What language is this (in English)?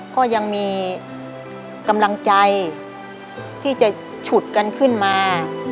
Thai